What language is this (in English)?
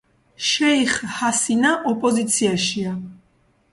Georgian